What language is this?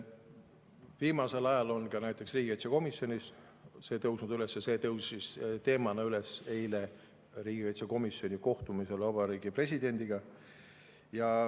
Estonian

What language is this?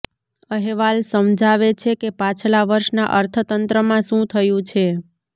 Gujarati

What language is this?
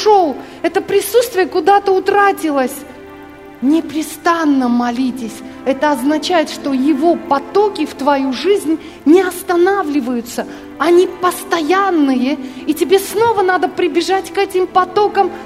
Russian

